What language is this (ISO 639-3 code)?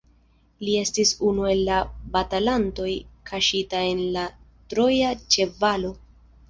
epo